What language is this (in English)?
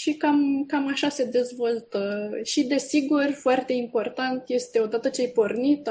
Romanian